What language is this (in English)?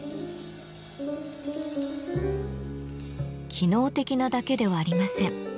Japanese